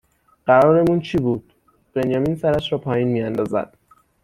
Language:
Persian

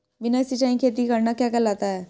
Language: Hindi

